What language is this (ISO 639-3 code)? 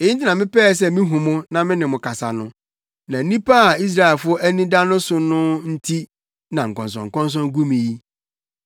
aka